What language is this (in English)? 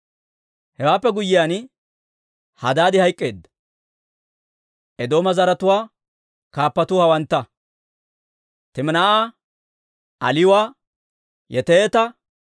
Dawro